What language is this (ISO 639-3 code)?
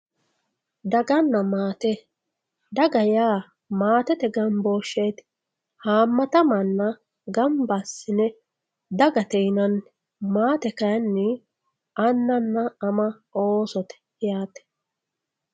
sid